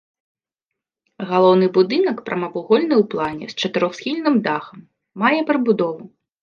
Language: Belarusian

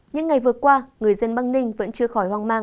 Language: Vietnamese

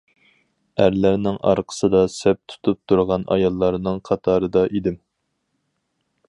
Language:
Uyghur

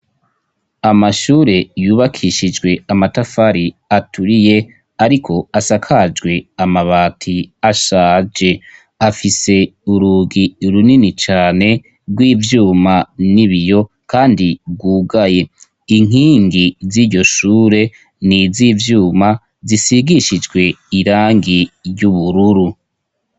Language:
Rundi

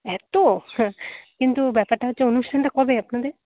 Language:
Bangla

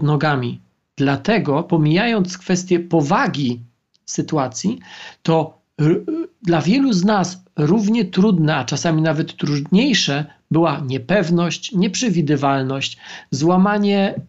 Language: Polish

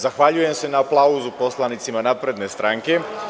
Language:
Serbian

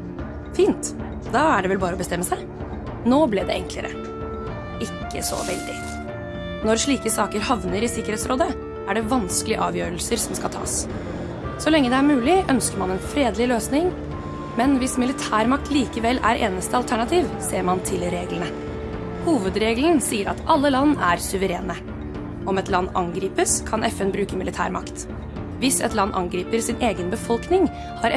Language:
Norwegian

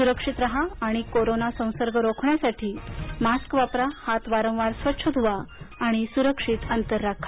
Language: Marathi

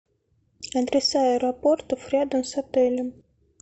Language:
Russian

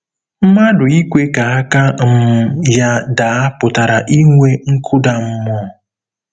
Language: Igbo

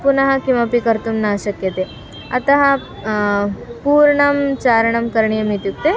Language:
Sanskrit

